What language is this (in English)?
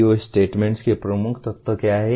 Hindi